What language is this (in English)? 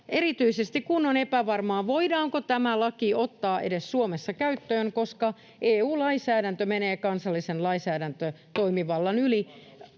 Finnish